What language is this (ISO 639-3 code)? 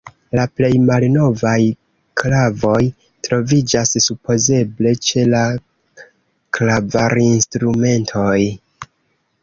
epo